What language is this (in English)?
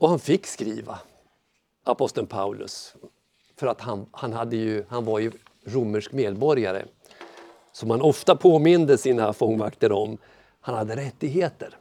Swedish